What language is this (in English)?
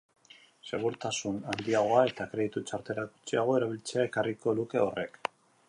Basque